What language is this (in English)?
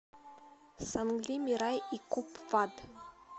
Russian